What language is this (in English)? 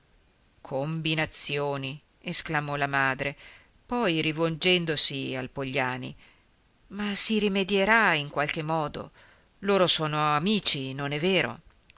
Italian